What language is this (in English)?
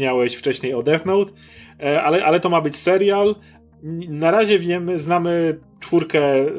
Polish